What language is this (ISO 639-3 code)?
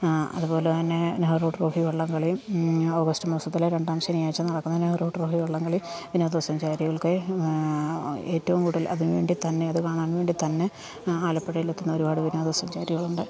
mal